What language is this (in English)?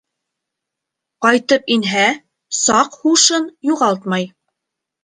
Bashkir